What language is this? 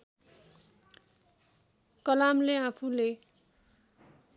Nepali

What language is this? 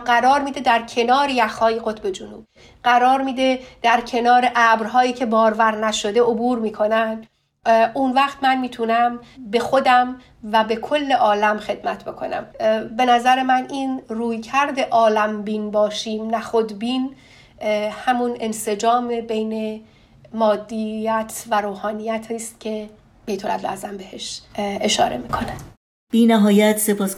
Persian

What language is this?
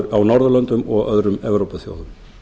Icelandic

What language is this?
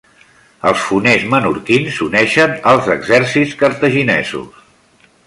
Catalan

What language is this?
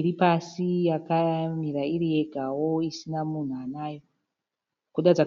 Shona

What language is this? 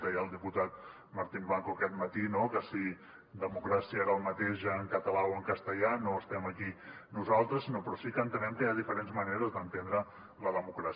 Catalan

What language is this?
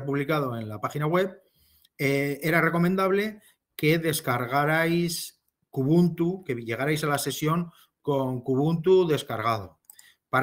Spanish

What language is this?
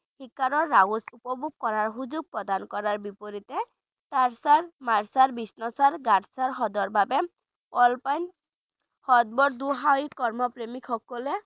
Bangla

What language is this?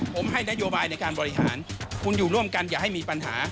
Thai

